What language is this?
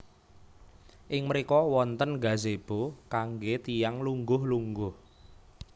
Javanese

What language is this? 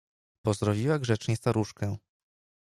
Polish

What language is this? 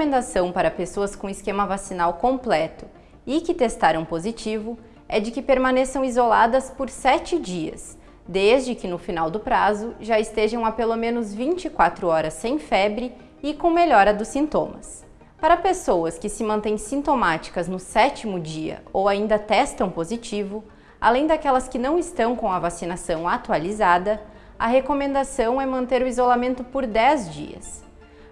Portuguese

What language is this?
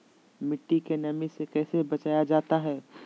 Magahi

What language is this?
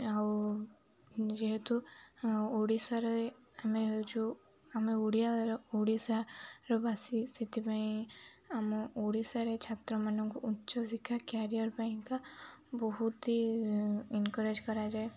Odia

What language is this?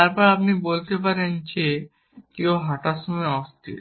Bangla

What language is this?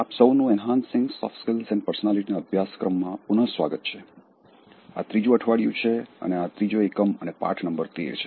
Gujarati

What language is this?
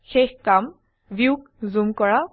Assamese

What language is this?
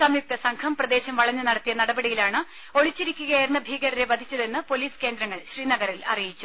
Malayalam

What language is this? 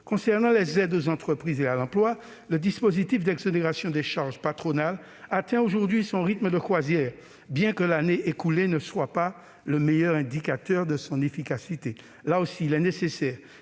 French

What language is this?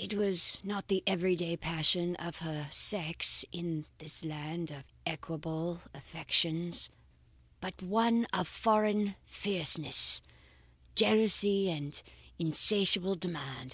English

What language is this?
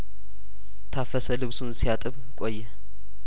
Amharic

